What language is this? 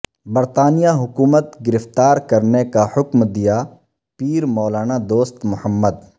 Urdu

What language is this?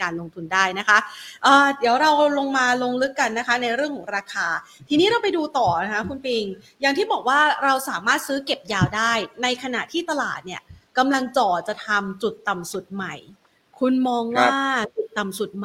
Thai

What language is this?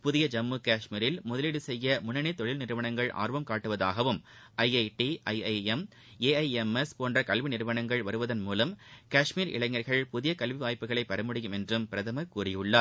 Tamil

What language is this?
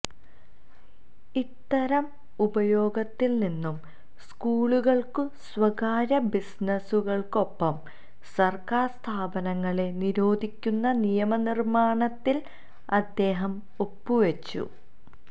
Malayalam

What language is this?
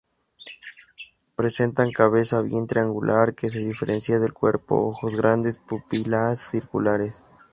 Spanish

